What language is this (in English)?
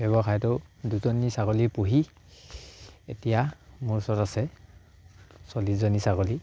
Assamese